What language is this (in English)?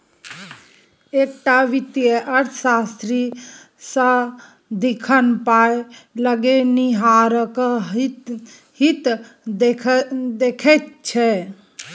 Maithili